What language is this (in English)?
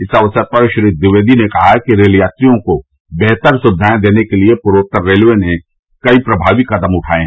Hindi